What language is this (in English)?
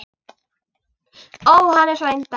Icelandic